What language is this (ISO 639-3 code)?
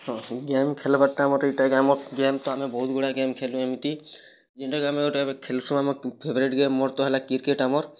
ori